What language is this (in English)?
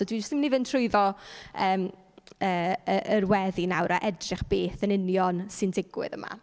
Welsh